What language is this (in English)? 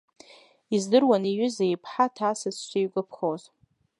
Abkhazian